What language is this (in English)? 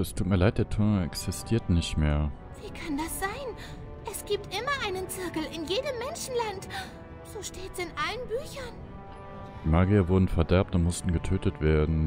German